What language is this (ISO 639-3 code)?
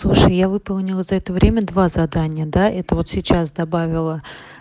rus